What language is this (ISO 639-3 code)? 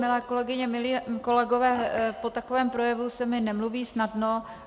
ces